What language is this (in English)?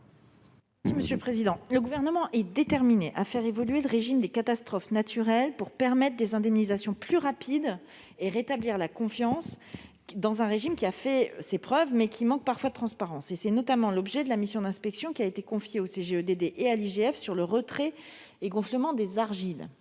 French